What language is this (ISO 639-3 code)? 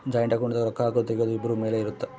kan